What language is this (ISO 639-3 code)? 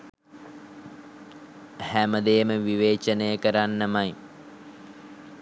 sin